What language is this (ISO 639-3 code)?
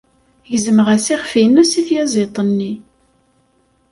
kab